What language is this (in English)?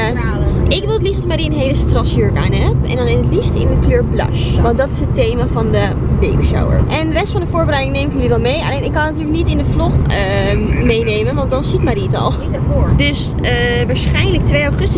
Dutch